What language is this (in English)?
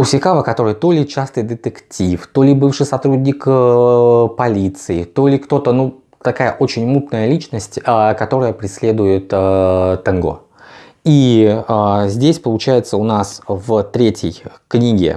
Russian